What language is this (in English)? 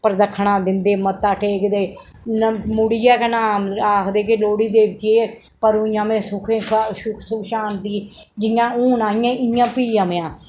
Dogri